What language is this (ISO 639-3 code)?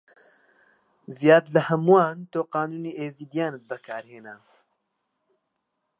ckb